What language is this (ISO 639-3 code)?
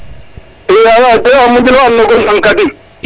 srr